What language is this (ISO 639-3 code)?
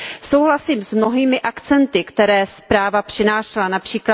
ces